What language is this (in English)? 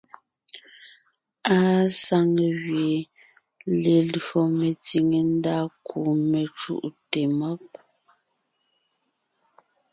Ngiemboon